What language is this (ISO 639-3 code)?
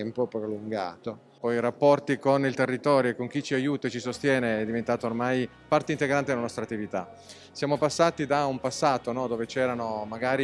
ita